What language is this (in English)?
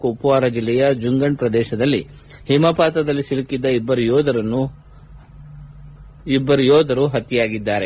Kannada